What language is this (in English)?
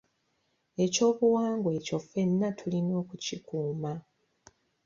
Ganda